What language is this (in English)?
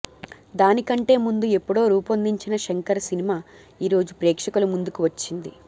Telugu